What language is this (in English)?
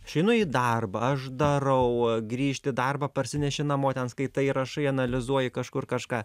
Lithuanian